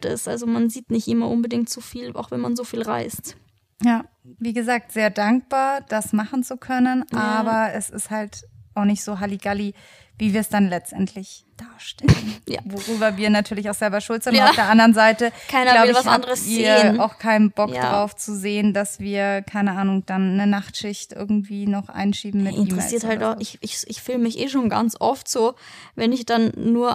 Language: German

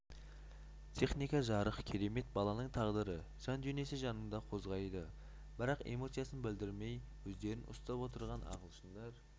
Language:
Kazakh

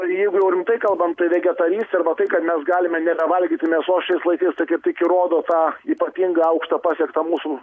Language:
Lithuanian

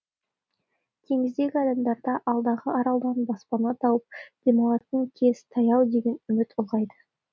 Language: Kazakh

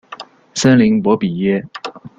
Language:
Chinese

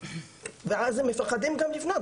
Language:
Hebrew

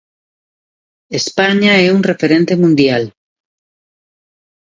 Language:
Galician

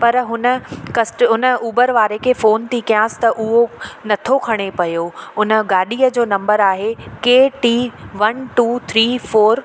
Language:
Sindhi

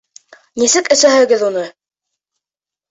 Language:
Bashkir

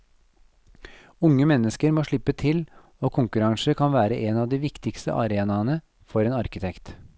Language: Norwegian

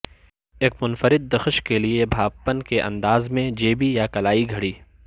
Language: Urdu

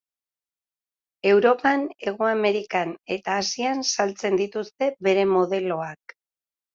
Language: Basque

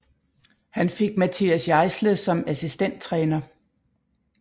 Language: Danish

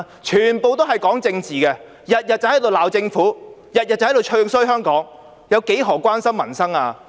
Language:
Cantonese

